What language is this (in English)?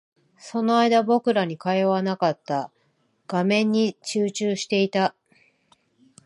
Japanese